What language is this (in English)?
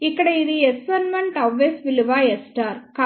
Telugu